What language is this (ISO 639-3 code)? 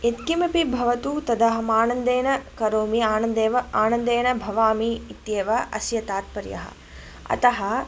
san